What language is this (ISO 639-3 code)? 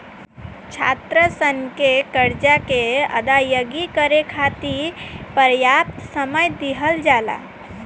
bho